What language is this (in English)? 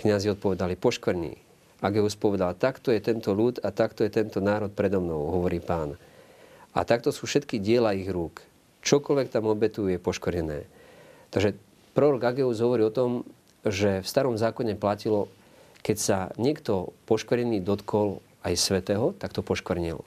Slovak